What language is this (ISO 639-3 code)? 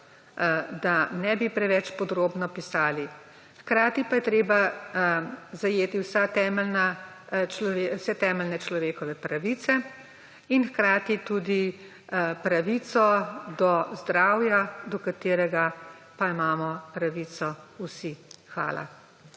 slv